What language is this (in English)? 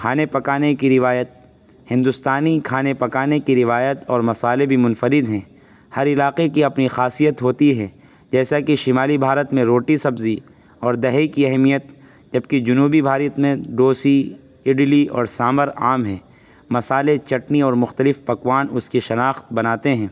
Urdu